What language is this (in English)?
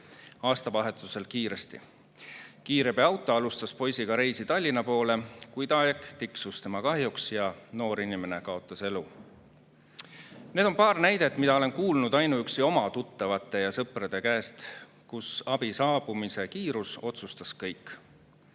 Estonian